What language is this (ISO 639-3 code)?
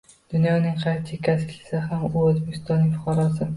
uzb